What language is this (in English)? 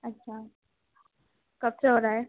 Urdu